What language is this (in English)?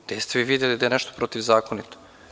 Serbian